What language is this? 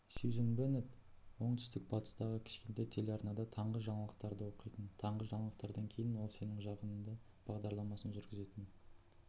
Kazakh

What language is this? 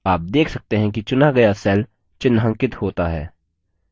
Hindi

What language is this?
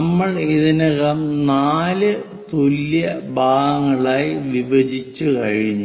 Malayalam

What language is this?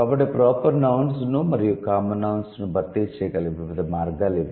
Telugu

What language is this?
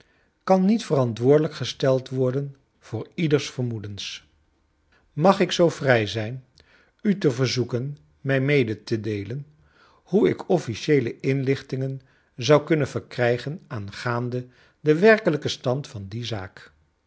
Dutch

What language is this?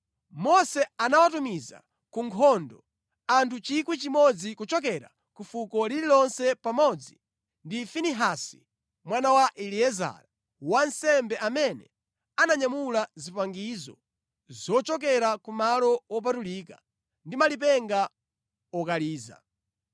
Nyanja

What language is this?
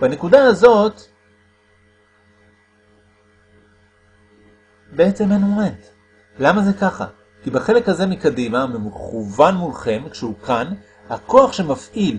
Hebrew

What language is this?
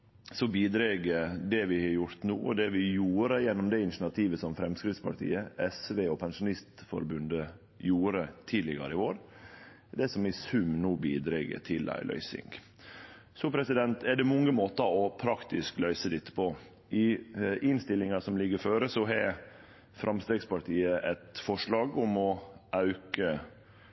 Norwegian Nynorsk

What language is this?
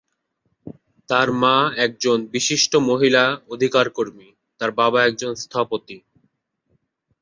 Bangla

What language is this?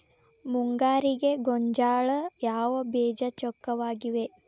Kannada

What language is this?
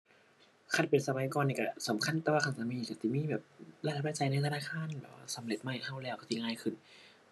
Thai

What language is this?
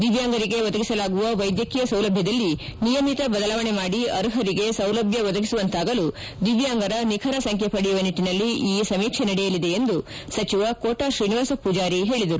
Kannada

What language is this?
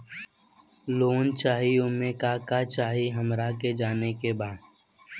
Bhojpuri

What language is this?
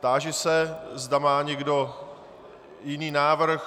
Czech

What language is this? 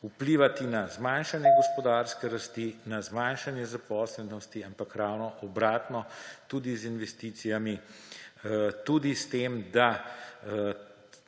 Slovenian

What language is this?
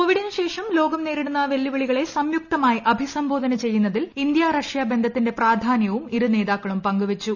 Malayalam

